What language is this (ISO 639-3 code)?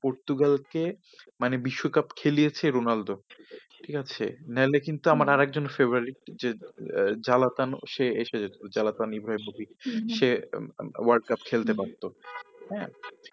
ben